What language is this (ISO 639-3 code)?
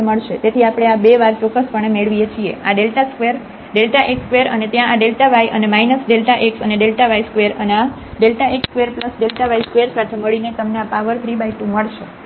guj